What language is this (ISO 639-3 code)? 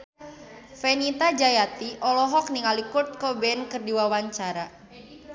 sun